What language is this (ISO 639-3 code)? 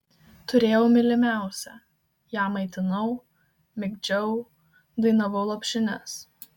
lit